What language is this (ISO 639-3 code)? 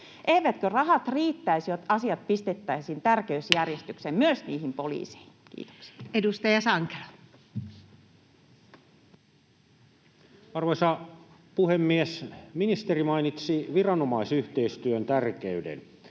fin